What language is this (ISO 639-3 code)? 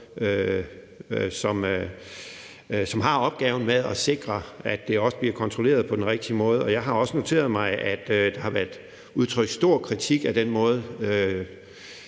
dan